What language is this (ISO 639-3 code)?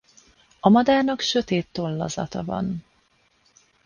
hun